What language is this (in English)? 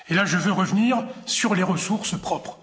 French